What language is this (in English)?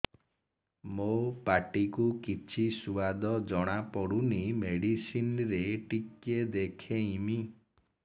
Odia